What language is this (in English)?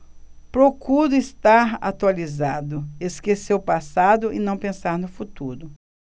Portuguese